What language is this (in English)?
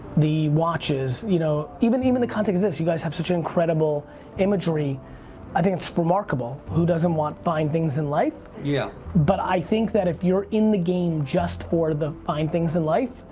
English